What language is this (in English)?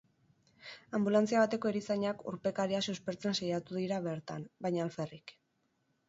Basque